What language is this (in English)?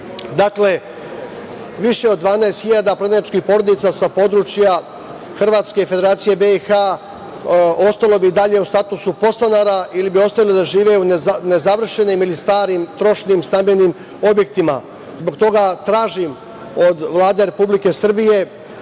Serbian